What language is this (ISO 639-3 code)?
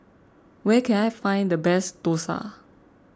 eng